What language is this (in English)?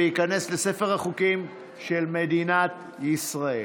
Hebrew